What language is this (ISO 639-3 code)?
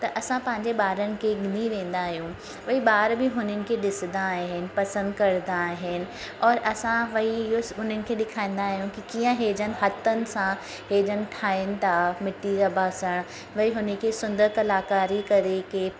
snd